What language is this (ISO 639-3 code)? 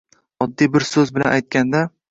uzb